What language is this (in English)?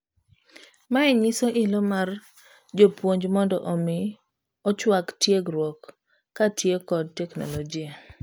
Luo (Kenya and Tanzania)